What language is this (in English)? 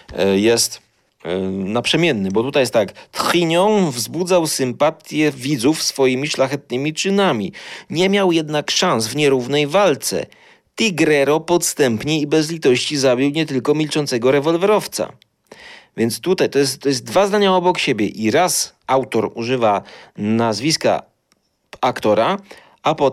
Polish